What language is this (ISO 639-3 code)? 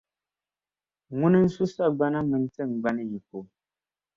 dag